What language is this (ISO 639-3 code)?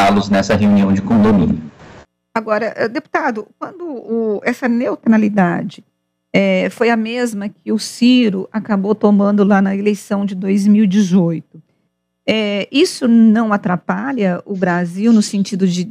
por